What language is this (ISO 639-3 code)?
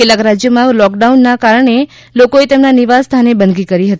guj